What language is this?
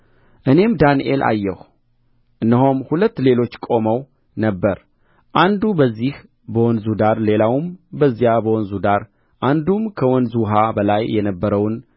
Amharic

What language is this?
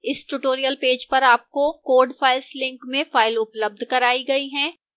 Hindi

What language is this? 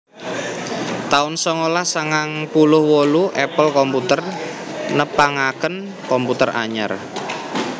Javanese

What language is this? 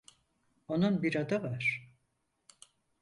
Turkish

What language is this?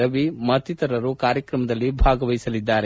Kannada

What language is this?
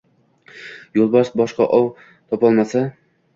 Uzbek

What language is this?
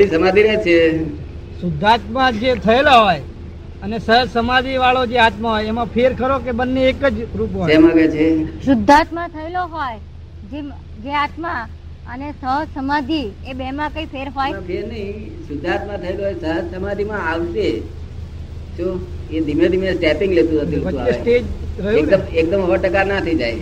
Gujarati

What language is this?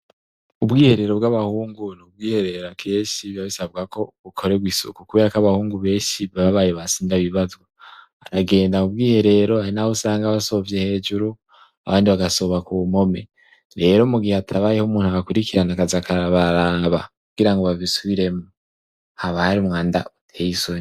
Rundi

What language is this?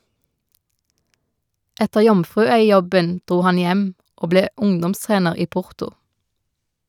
Norwegian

